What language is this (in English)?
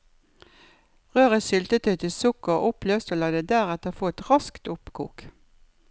Norwegian